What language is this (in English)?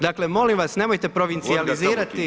Croatian